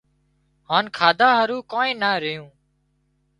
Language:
Wadiyara Koli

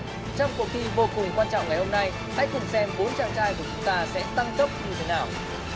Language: Vietnamese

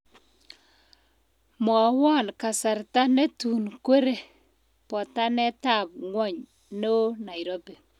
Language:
Kalenjin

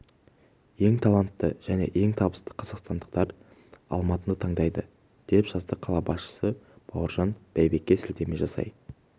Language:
Kazakh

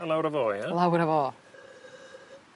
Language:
Welsh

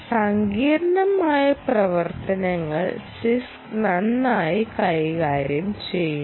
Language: Malayalam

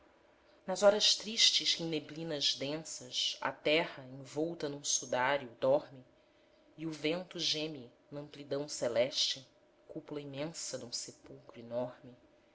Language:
Portuguese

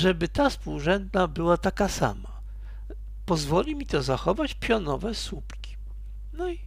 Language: Polish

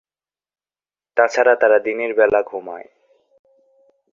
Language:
Bangla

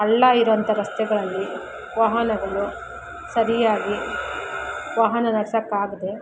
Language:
Kannada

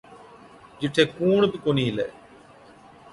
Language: Od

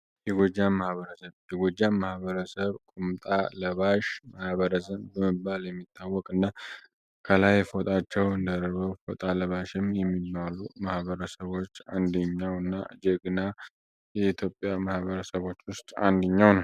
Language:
Amharic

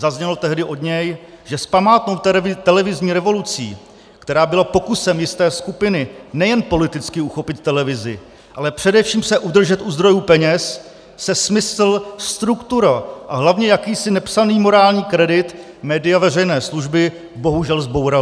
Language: Czech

